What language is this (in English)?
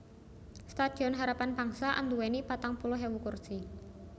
Javanese